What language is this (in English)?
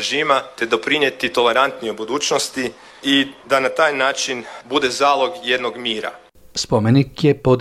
Croatian